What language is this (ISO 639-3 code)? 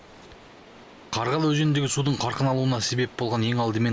kaz